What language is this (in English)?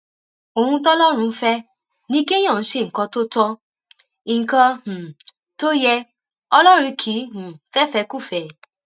Yoruba